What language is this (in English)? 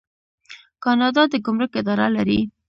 Pashto